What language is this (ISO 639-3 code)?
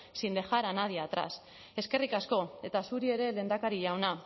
eus